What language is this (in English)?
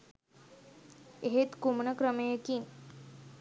Sinhala